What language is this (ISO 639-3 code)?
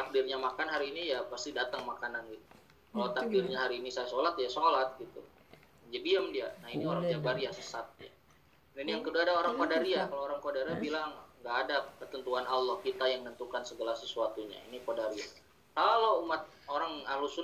ind